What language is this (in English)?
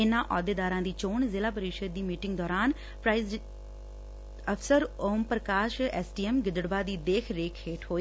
Punjabi